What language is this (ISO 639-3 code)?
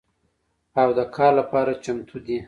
pus